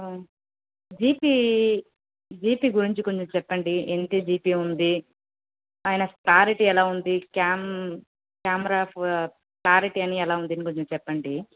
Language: Telugu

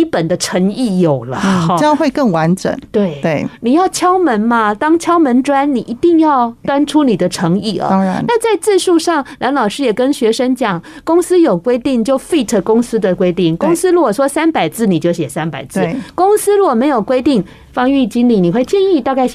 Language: Chinese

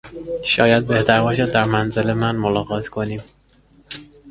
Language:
Persian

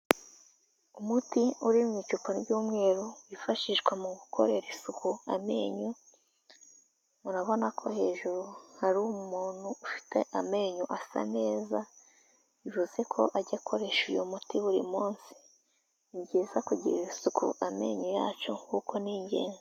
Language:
Kinyarwanda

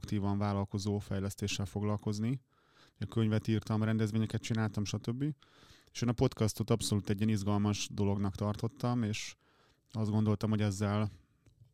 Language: Hungarian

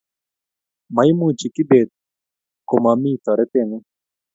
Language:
Kalenjin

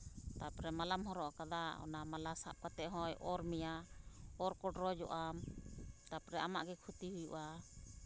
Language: Santali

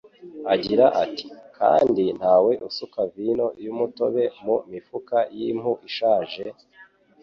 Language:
Kinyarwanda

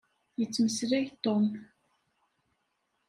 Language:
Kabyle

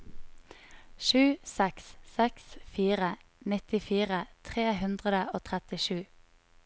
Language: Norwegian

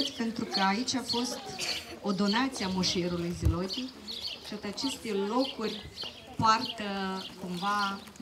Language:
Romanian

